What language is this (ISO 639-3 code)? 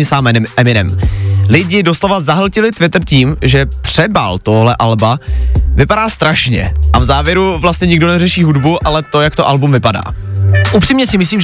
ces